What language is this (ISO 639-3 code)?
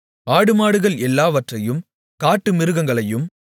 tam